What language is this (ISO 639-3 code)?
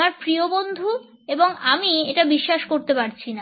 ben